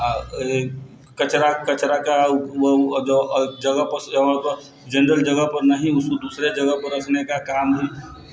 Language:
Maithili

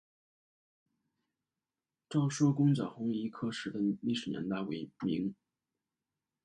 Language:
Chinese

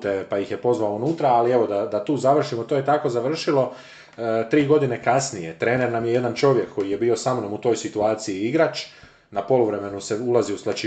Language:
Croatian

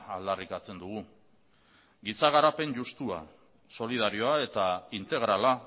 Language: Basque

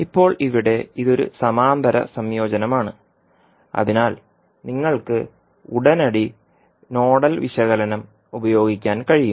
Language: Malayalam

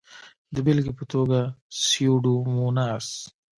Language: Pashto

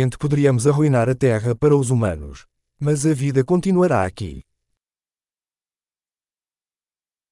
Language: Greek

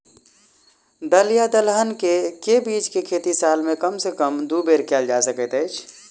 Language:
Maithili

